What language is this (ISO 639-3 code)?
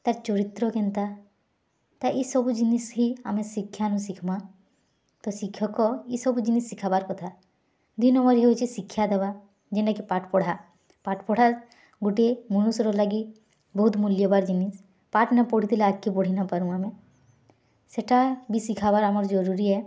ori